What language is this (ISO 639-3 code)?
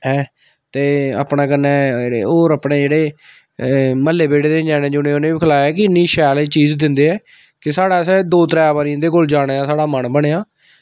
doi